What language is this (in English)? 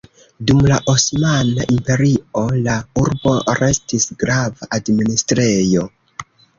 Esperanto